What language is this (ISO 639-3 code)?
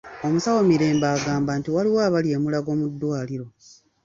lug